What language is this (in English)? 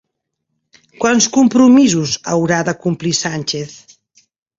Catalan